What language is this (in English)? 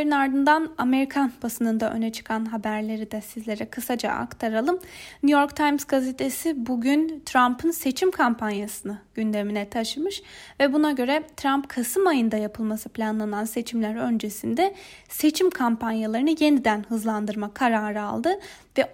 Turkish